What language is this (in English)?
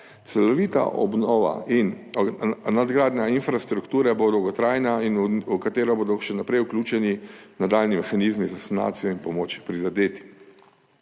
Slovenian